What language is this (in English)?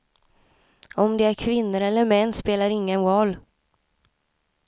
Swedish